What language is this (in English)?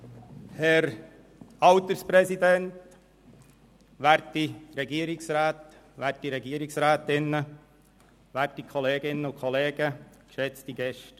Swiss German